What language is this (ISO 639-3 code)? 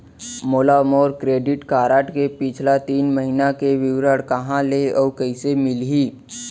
hne